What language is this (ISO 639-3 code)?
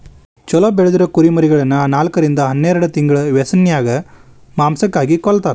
kan